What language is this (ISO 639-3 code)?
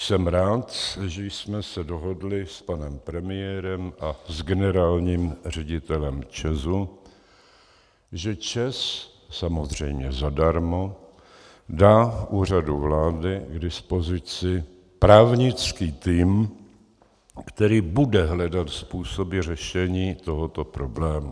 ces